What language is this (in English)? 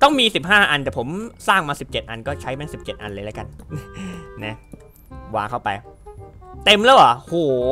Thai